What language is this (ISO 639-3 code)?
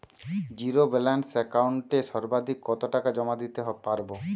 ben